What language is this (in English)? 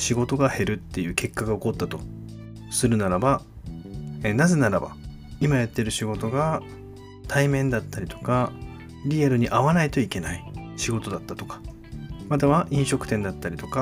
Japanese